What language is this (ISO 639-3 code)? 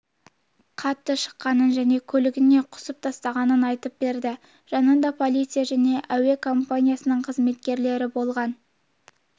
kaz